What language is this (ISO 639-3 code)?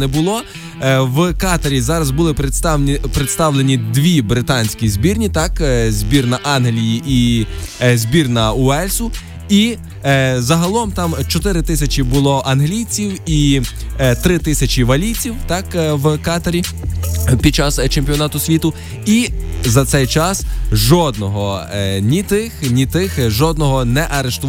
ukr